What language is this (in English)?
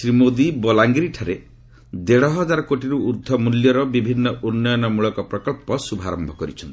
Odia